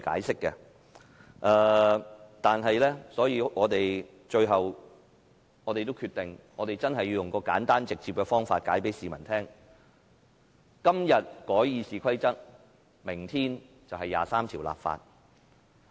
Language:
Cantonese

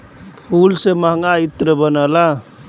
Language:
Bhojpuri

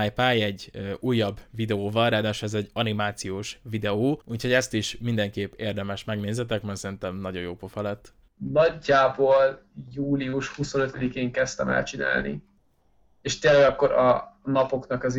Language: Hungarian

